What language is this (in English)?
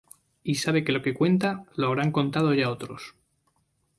Spanish